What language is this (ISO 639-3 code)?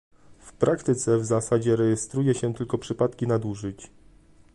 pol